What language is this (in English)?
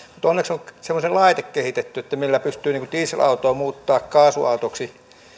Finnish